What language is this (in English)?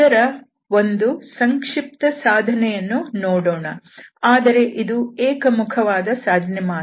Kannada